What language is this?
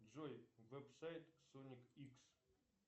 Russian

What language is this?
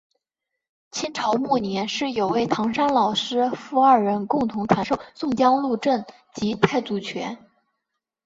Chinese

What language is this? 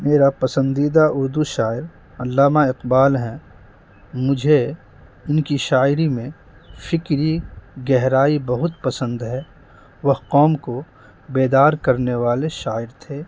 Urdu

